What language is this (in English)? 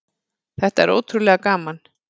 Icelandic